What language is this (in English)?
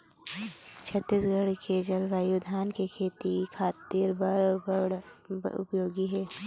Chhattisgarhi